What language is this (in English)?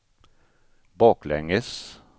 Swedish